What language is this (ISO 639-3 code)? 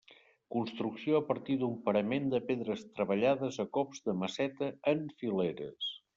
cat